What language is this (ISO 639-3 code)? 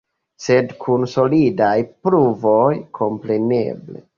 epo